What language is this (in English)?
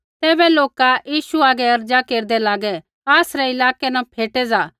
Kullu Pahari